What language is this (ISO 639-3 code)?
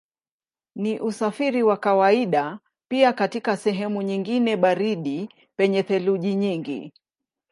swa